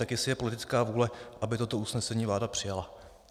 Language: Czech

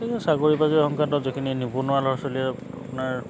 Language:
Assamese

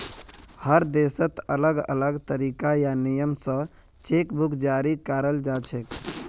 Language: Magahi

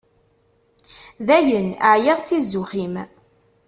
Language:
Kabyle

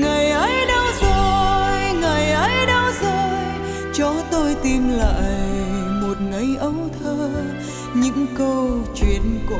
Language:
Vietnamese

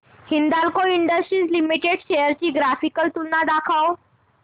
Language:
Marathi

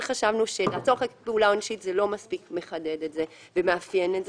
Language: Hebrew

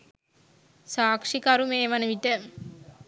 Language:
Sinhala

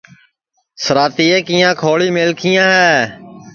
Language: Sansi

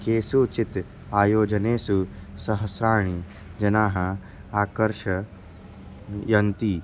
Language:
Sanskrit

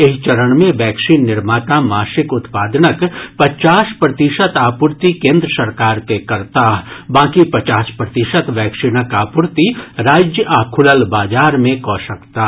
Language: Maithili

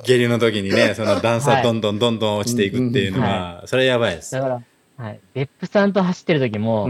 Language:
Japanese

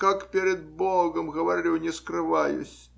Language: Russian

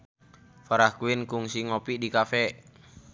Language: Sundanese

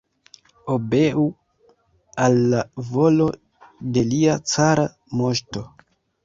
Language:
Esperanto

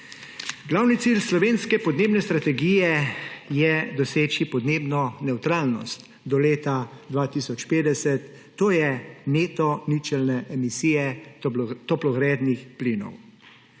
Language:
Slovenian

